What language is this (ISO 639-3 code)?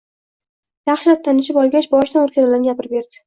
uzb